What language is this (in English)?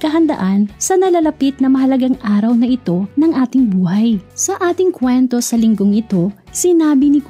Filipino